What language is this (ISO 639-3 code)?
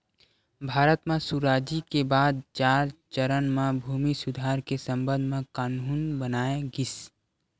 hne